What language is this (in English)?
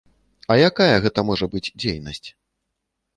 Belarusian